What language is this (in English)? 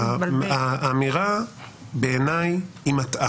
Hebrew